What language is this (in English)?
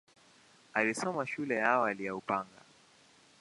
Swahili